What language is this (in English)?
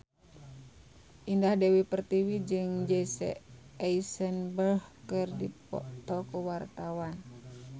Sundanese